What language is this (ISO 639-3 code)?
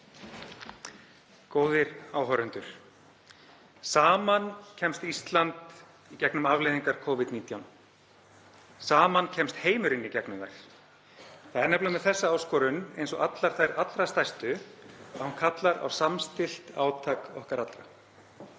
isl